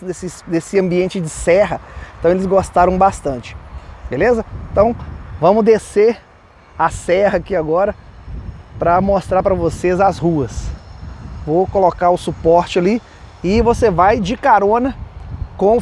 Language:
Portuguese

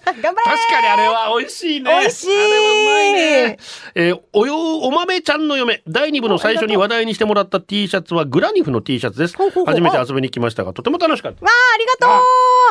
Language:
Japanese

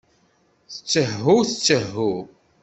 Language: Kabyle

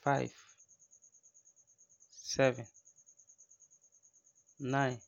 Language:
Frafra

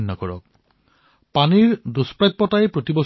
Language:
Assamese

